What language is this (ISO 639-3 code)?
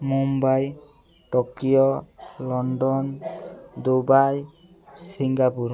ori